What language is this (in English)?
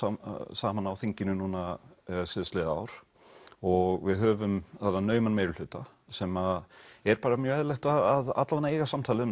Icelandic